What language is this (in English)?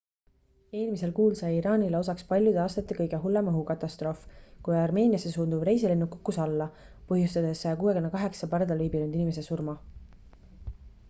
Estonian